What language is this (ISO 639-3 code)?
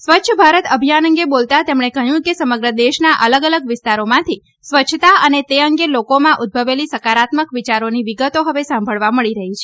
guj